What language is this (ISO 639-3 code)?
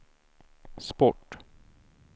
swe